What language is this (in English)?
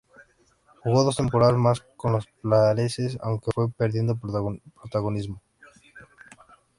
Spanish